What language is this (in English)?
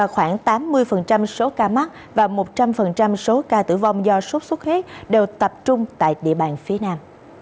Vietnamese